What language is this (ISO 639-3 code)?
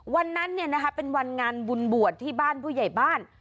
tha